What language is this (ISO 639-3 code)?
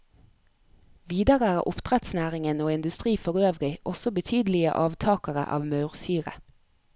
nor